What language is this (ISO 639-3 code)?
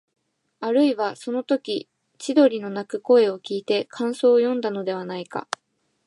jpn